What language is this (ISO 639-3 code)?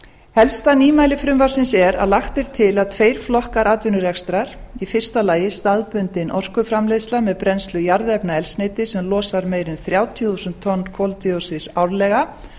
isl